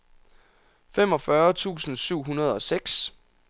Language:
Danish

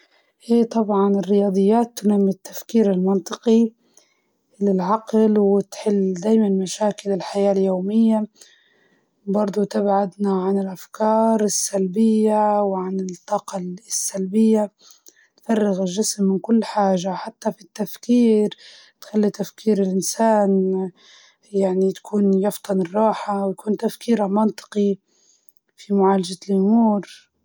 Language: Libyan Arabic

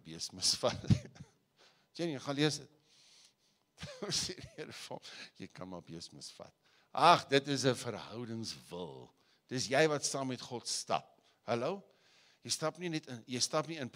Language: Dutch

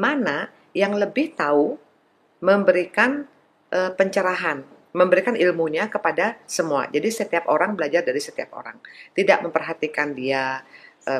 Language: Indonesian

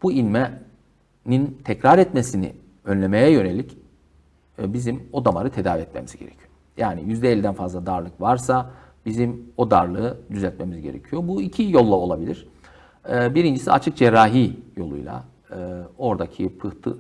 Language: Turkish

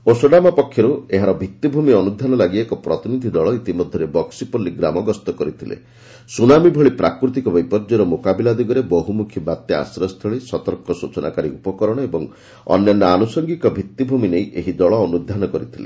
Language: Odia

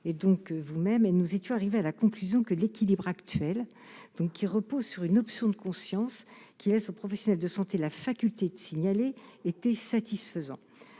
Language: French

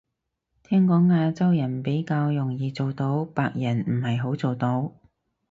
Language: Cantonese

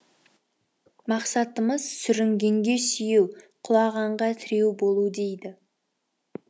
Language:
Kazakh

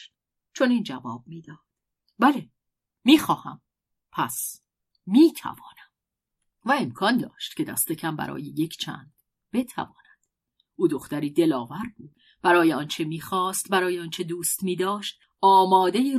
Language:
Persian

